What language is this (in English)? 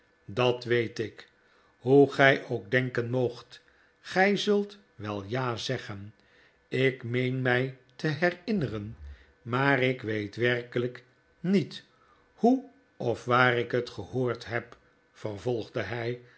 Dutch